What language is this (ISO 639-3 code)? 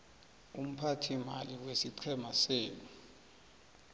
nbl